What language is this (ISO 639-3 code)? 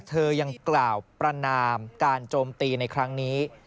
tha